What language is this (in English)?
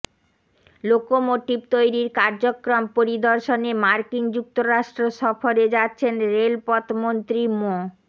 Bangla